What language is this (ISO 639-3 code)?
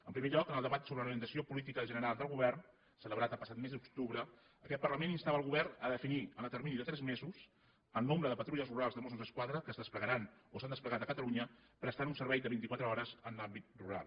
cat